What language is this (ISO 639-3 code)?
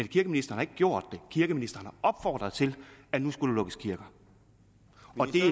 dan